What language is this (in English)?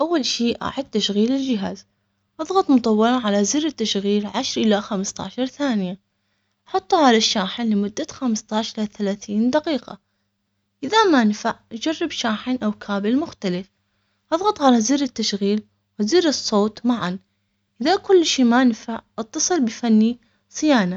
Omani Arabic